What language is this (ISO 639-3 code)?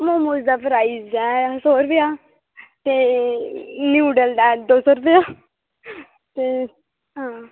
doi